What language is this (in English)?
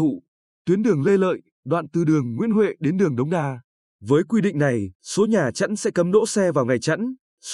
Vietnamese